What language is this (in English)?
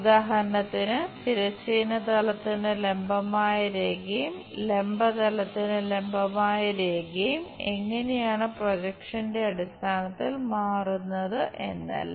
Malayalam